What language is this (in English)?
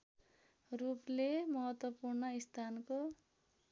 Nepali